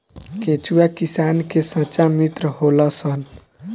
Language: Bhojpuri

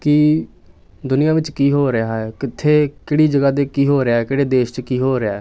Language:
Punjabi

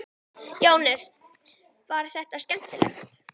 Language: Icelandic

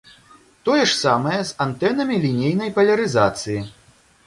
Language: Belarusian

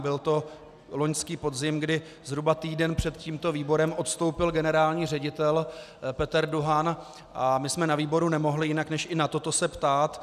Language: Czech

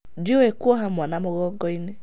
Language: Kikuyu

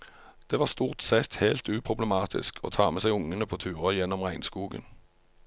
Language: Norwegian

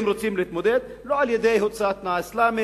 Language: Hebrew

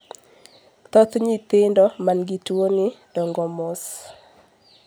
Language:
Luo (Kenya and Tanzania)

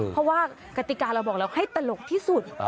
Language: Thai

